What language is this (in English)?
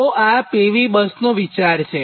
Gujarati